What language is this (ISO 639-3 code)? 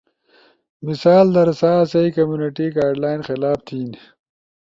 ush